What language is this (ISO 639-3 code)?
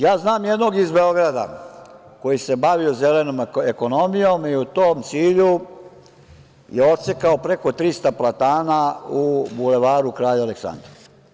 srp